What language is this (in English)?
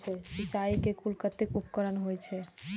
Maithili